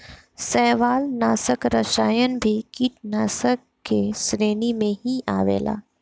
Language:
Bhojpuri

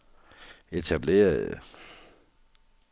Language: Danish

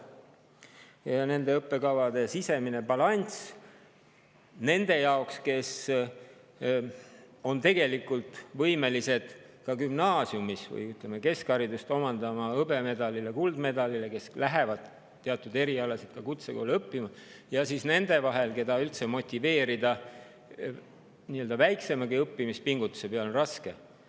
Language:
Estonian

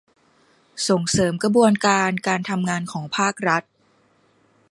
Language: Thai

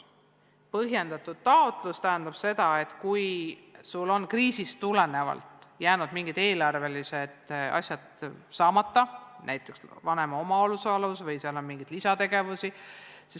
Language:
Estonian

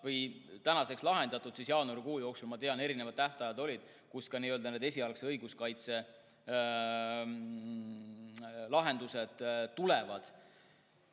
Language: Estonian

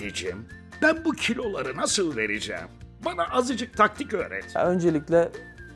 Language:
Turkish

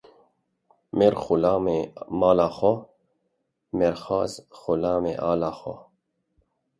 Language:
Kurdish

